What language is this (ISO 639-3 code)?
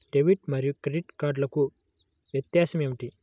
tel